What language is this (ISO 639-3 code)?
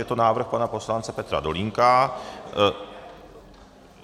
ces